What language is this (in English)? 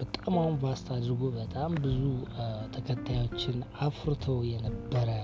Amharic